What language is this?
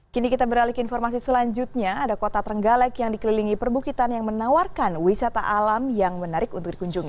Indonesian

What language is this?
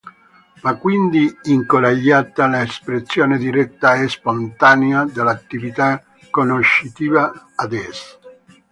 Italian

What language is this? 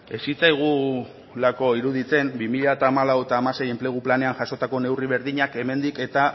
Basque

